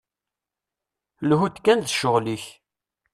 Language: Kabyle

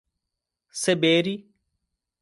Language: Portuguese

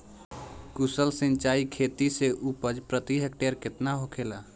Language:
Bhojpuri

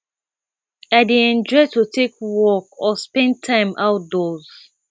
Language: Nigerian Pidgin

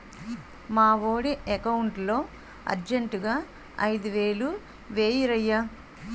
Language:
Telugu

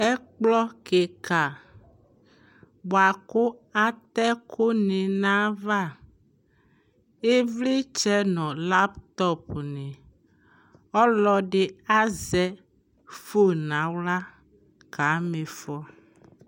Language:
Ikposo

